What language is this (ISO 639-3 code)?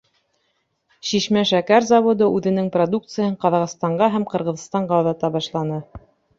bak